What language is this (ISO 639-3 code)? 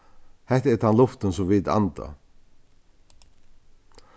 fao